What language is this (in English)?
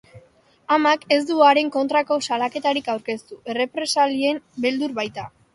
Basque